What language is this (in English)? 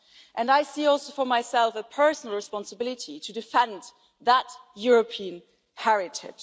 English